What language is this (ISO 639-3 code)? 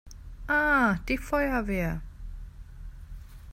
deu